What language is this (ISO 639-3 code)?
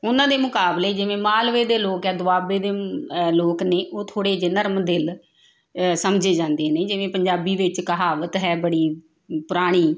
pan